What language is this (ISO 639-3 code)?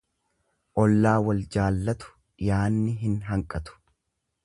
orm